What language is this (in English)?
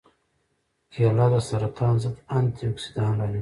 Pashto